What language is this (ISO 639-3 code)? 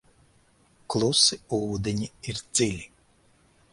lav